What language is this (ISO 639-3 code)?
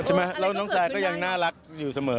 tha